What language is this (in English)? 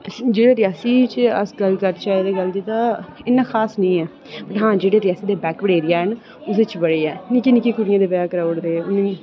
Dogri